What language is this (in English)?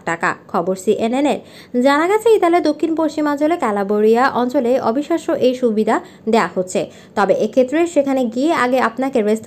Romanian